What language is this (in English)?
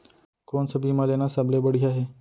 Chhattisgarhi